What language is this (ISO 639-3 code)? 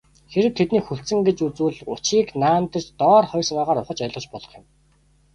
mon